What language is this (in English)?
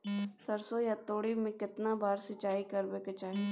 Maithili